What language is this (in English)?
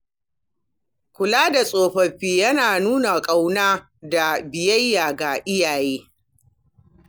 Hausa